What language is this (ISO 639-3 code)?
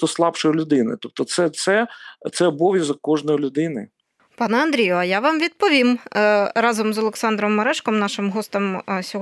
ukr